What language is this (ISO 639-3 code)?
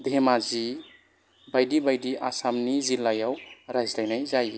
brx